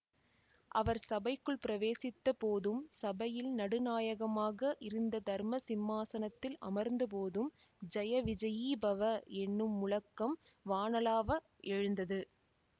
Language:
Tamil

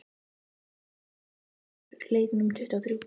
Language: Icelandic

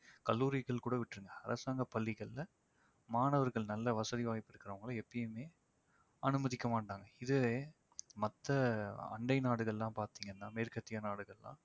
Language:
Tamil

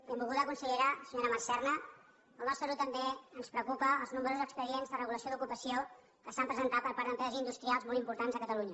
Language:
Catalan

